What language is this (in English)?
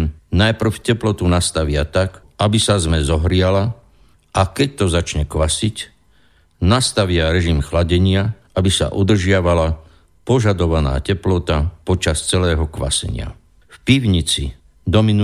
Slovak